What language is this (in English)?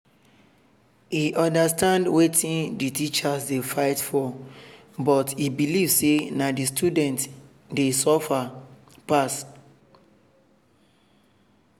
Nigerian Pidgin